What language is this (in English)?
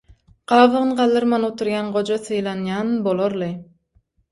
Turkmen